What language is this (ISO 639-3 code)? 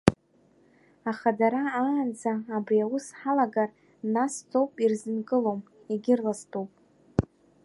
abk